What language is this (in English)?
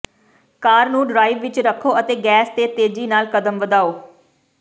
Punjabi